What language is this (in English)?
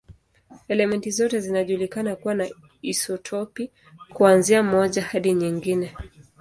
Swahili